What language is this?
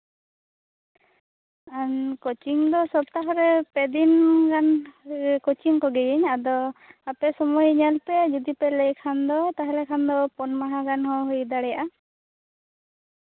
Santali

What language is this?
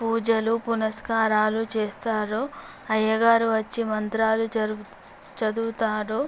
Telugu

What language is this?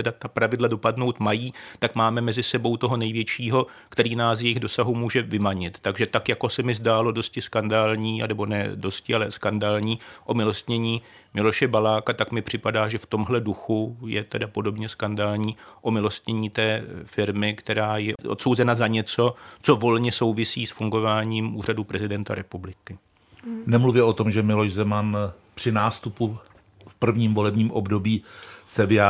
Czech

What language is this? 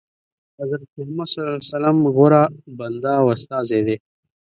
Pashto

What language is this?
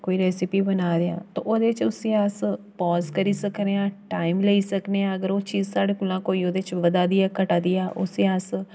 Dogri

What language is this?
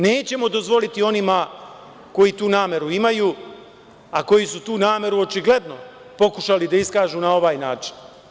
Serbian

